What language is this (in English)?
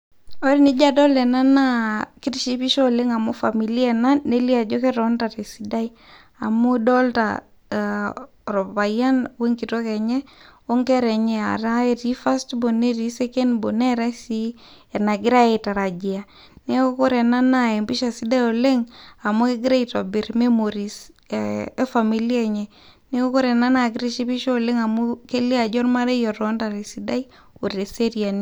Masai